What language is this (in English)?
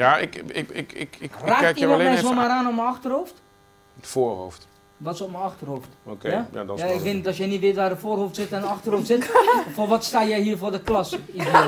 Dutch